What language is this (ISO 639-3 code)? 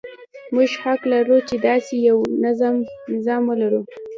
pus